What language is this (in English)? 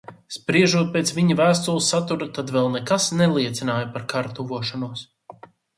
Latvian